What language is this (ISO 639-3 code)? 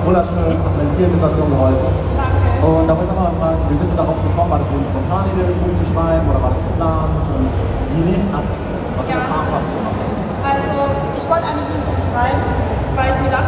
deu